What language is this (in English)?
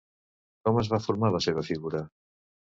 Catalan